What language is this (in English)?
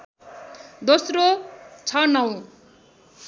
Nepali